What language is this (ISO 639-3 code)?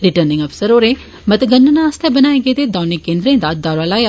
doi